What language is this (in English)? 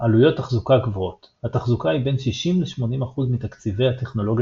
Hebrew